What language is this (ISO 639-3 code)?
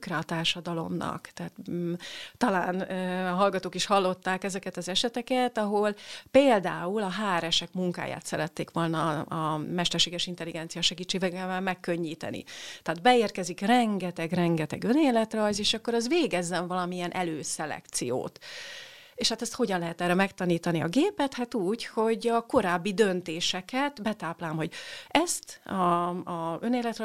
hun